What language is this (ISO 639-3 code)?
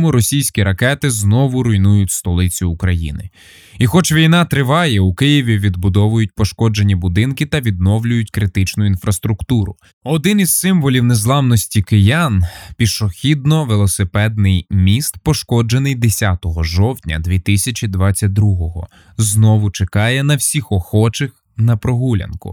ukr